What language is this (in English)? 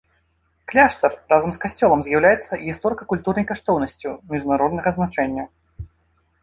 Belarusian